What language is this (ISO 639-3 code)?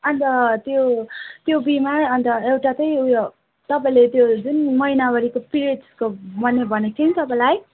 nep